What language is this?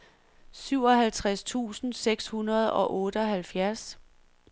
Danish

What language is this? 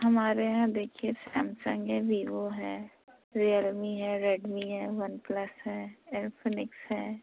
Urdu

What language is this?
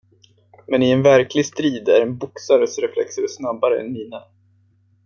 Swedish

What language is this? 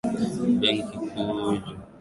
Swahili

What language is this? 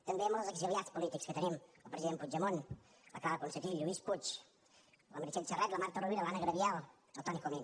Catalan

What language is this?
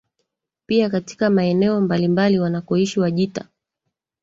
Swahili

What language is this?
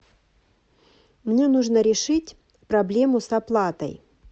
Russian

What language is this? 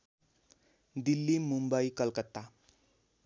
Nepali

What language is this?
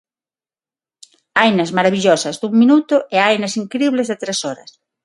Galician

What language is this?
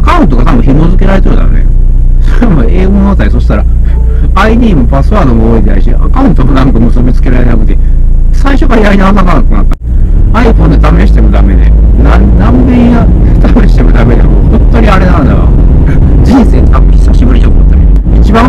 Japanese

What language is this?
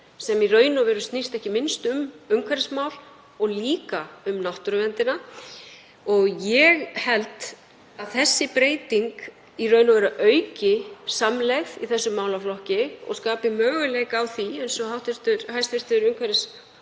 Icelandic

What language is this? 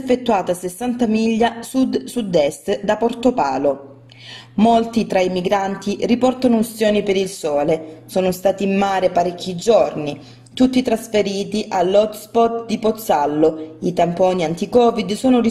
Italian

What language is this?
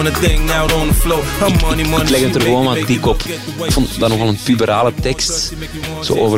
Dutch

